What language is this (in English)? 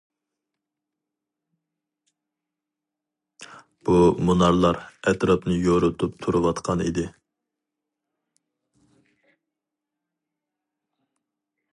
Uyghur